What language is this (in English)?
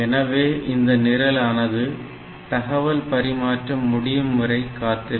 Tamil